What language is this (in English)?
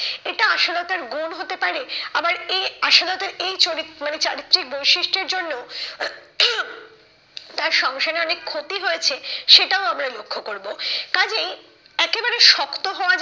Bangla